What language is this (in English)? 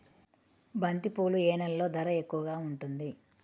Telugu